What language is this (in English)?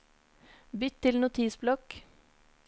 Norwegian